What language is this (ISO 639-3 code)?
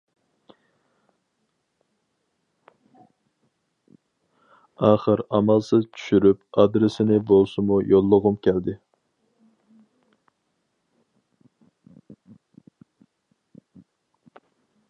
uig